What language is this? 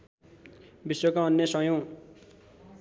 Nepali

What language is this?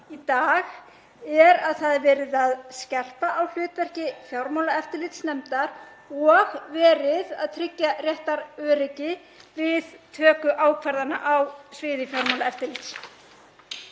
Icelandic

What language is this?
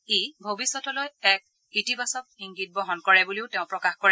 Assamese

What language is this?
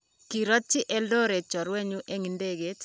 Kalenjin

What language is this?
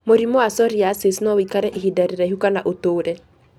Kikuyu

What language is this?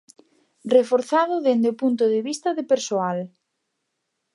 Galician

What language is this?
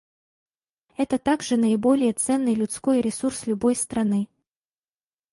Russian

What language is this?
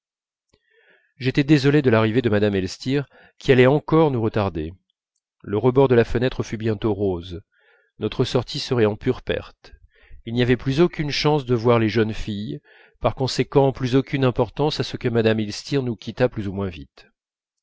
French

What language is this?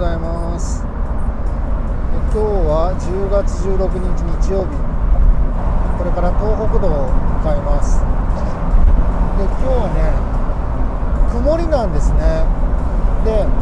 Japanese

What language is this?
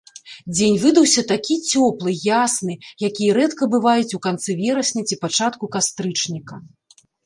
Belarusian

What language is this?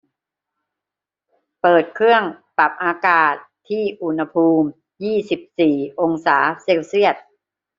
Thai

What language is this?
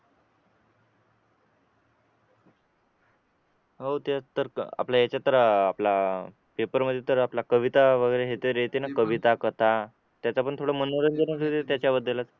Marathi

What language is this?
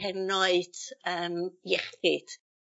Welsh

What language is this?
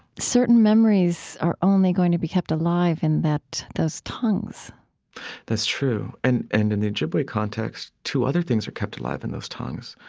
English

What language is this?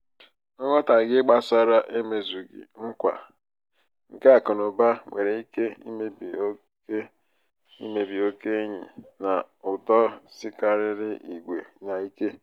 Igbo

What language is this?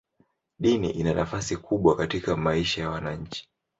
Swahili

